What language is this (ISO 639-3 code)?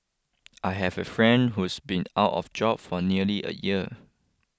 eng